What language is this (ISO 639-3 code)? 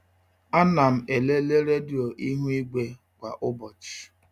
ibo